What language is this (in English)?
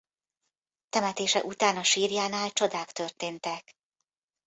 Hungarian